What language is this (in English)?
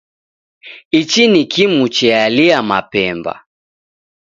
Taita